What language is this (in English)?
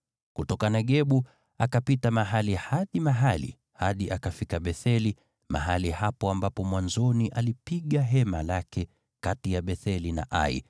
Swahili